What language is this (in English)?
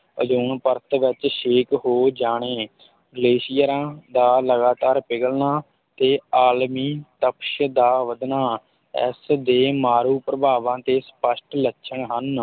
Punjabi